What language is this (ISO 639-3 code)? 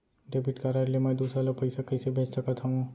hne